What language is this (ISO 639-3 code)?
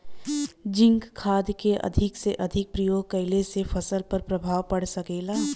bho